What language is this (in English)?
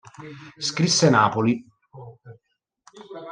Italian